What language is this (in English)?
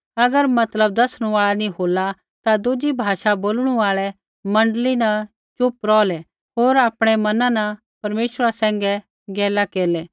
Kullu Pahari